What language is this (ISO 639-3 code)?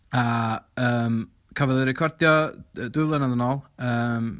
cym